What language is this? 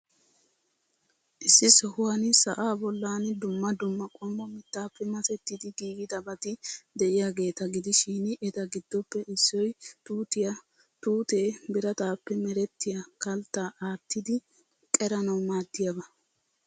Wolaytta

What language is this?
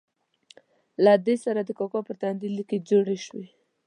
Pashto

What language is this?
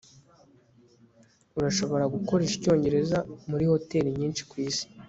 Kinyarwanda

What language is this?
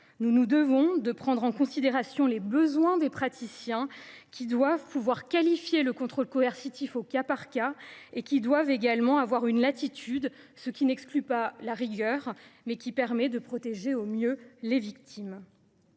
French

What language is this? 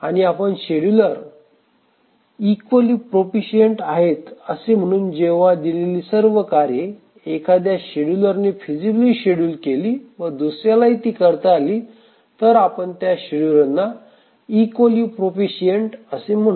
Marathi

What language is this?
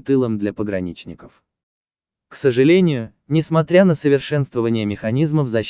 Russian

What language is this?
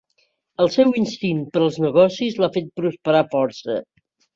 Catalan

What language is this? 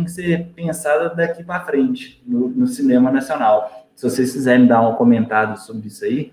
Portuguese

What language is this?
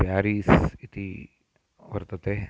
Sanskrit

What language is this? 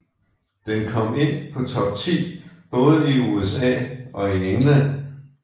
Danish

